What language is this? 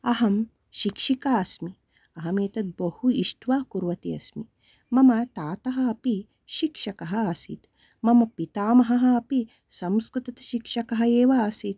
Sanskrit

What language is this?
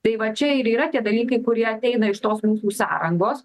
Lithuanian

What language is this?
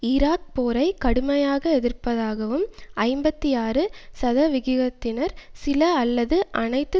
Tamil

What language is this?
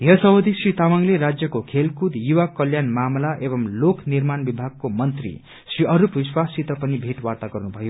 Nepali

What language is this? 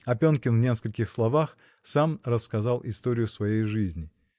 Russian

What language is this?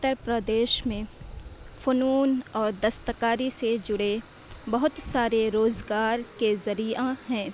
Urdu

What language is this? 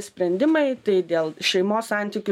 Lithuanian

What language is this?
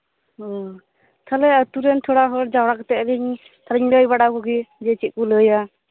Santali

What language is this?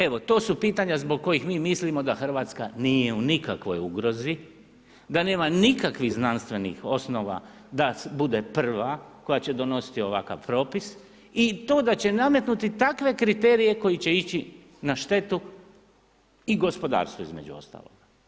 Croatian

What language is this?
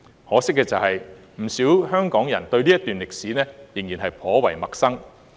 Cantonese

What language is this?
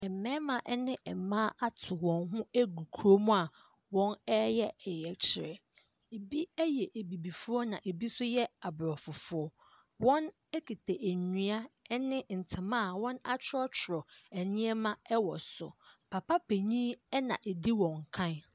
Akan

